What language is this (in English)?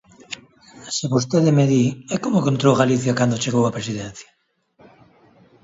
Galician